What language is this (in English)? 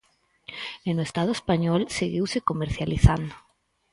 Galician